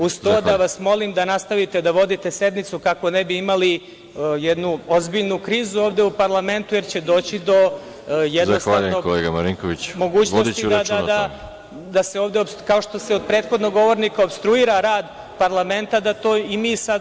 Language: Serbian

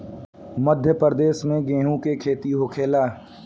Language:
Bhojpuri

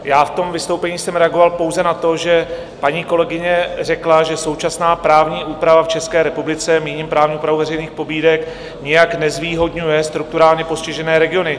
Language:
Czech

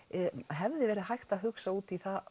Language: Icelandic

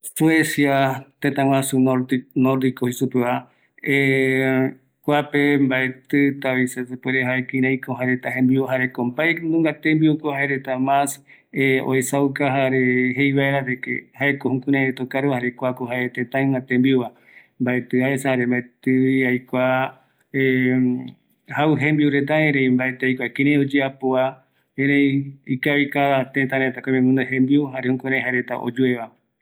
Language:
Eastern Bolivian Guaraní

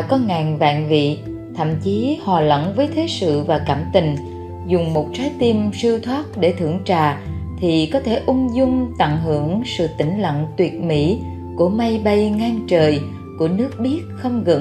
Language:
Vietnamese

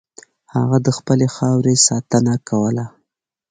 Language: Pashto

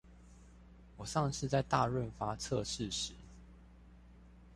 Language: Chinese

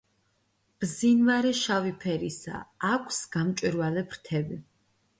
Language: Georgian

